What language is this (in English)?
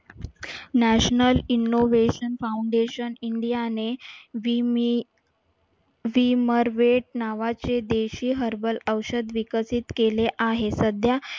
Marathi